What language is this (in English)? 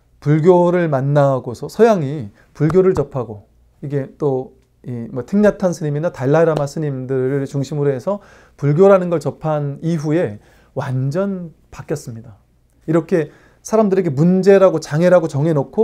Korean